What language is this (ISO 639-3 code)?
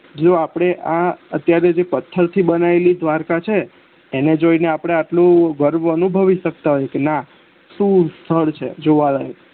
guj